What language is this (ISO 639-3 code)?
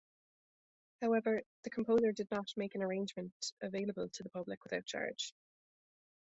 eng